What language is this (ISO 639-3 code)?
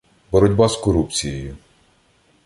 ukr